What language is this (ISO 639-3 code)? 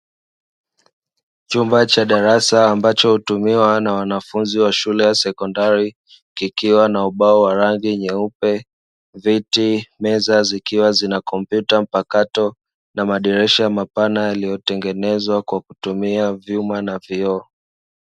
swa